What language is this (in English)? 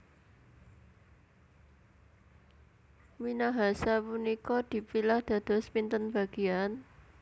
Javanese